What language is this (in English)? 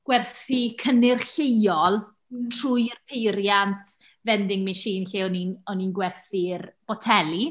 Welsh